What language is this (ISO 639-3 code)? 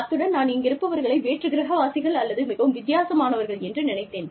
tam